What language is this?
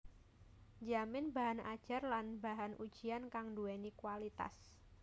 Javanese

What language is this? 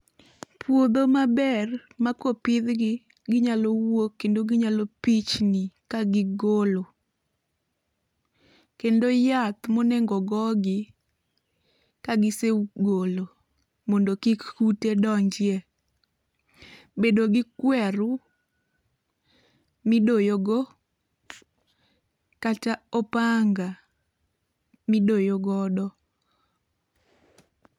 Luo (Kenya and Tanzania)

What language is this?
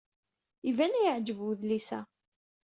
Kabyle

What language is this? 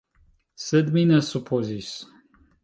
Esperanto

